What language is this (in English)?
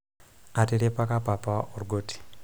Masai